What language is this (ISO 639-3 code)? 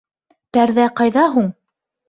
bak